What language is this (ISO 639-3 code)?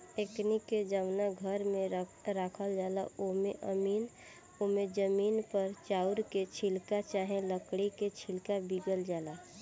bho